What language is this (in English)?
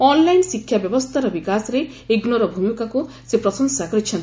Odia